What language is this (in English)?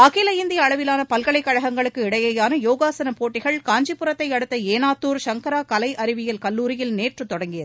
Tamil